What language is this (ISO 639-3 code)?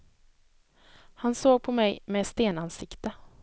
swe